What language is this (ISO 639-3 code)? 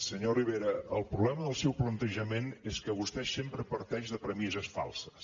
cat